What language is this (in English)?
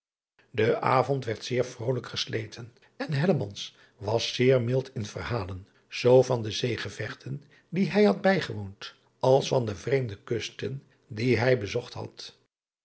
Dutch